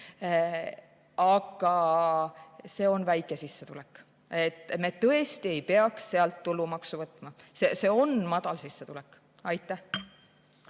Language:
Estonian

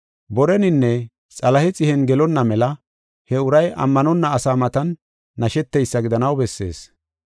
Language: Gofa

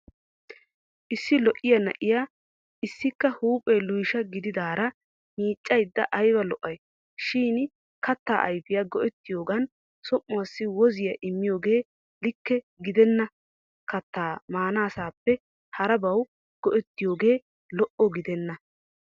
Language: Wolaytta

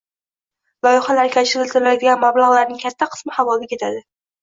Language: Uzbek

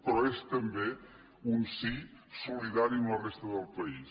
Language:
Catalan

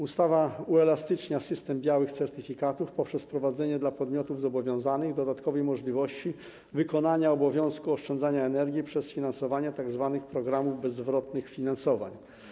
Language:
Polish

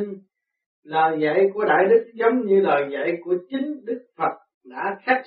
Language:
Vietnamese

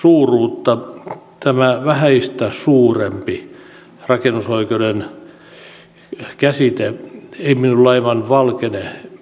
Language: Finnish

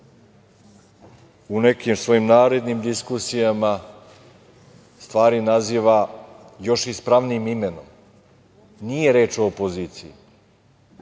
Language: Serbian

